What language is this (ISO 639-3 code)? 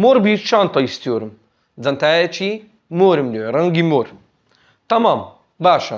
tur